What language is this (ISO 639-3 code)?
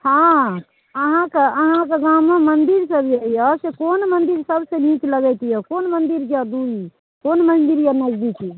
mai